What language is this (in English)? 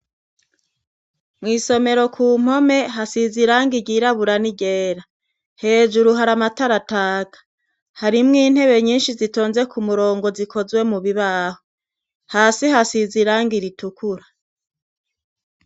Rundi